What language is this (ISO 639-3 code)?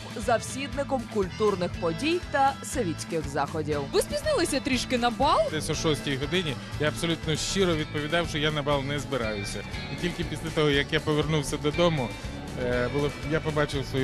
ukr